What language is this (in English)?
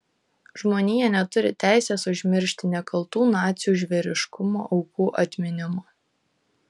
Lithuanian